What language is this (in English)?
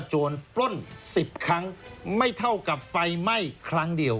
Thai